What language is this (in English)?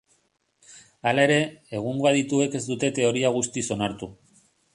Basque